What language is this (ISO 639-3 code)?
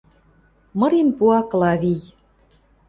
mrj